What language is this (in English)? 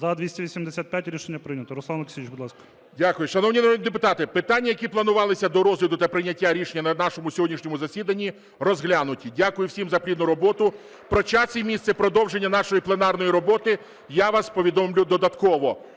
Ukrainian